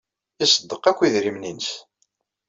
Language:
Kabyle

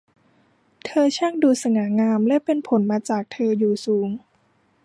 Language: Thai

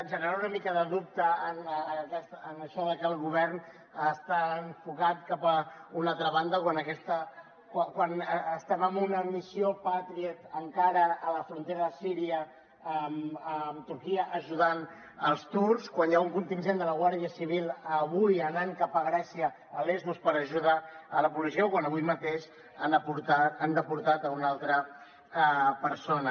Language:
Catalan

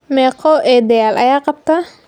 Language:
Somali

